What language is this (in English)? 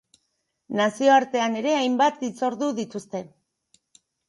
Basque